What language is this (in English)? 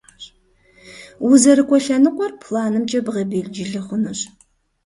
Kabardian